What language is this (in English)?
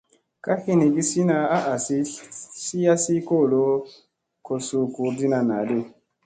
Musey